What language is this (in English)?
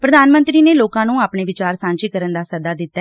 Punjabi